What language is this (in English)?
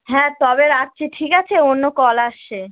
Bangla